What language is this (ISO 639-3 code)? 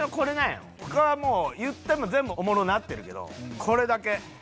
jpn